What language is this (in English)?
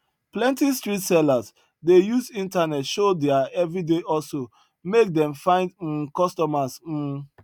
Nigerian Pidgin